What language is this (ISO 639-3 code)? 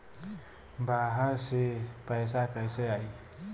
bho